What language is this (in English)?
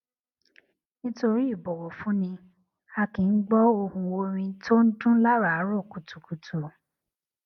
Yoruba